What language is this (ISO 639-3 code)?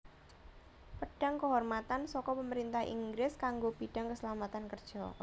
jav